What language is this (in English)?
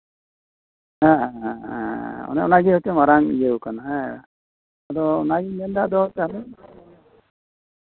Santali